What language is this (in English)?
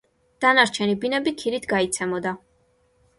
Georgian